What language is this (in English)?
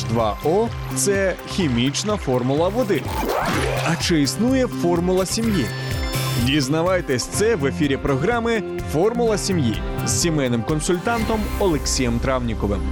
Ukrainian